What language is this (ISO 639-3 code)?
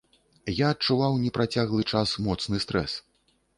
bel